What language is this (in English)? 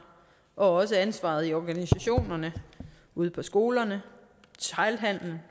Danish